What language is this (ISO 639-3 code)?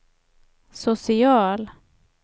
swe